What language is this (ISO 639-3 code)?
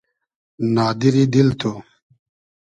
haz